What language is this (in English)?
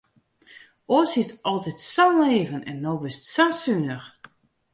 Western Frisian